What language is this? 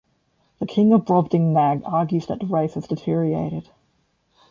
English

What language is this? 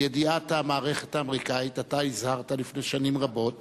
Hebrew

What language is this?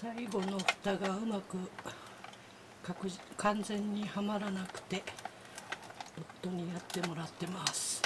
Japanese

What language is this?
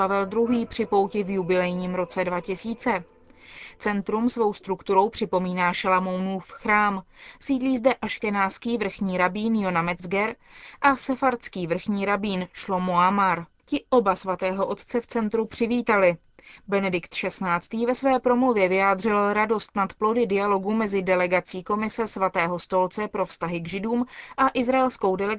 Czech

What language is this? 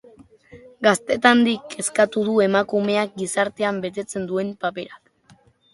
Basque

